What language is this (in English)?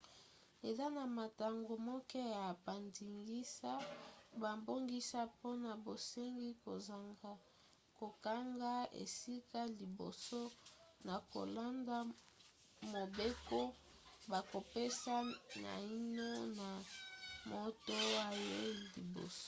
Lingala